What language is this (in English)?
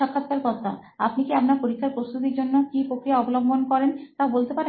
Bangla